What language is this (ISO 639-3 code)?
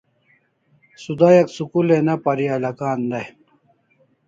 kls